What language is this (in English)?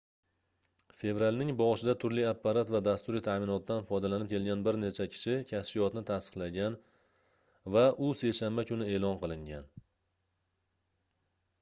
Uzbek